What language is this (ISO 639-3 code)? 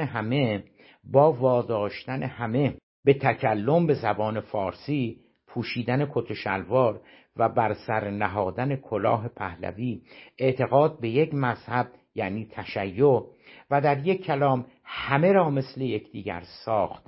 fas